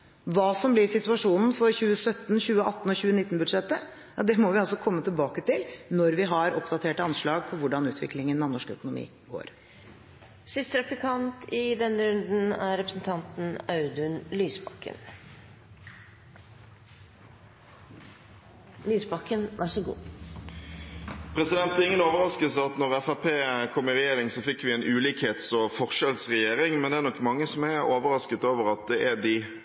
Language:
Norwegian Bokmål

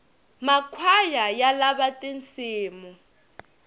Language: Tsonga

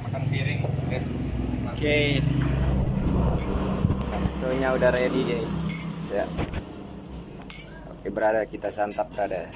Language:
Indonesian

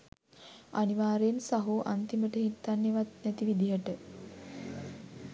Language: Sinhala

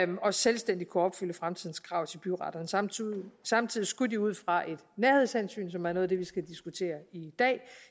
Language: Danish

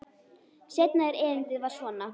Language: Icelandic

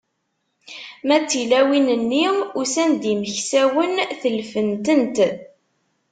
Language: Kabyle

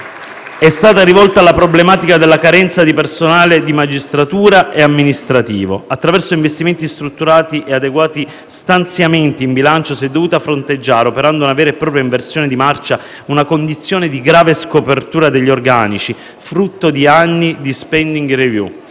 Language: Italian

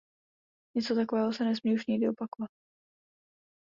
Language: Czech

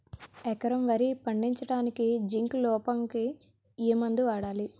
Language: Telugu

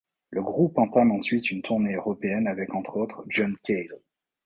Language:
French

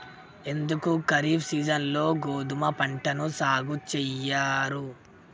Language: Telugu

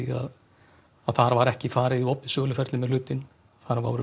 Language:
Icelandic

